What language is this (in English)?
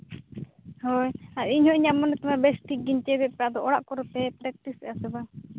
Santali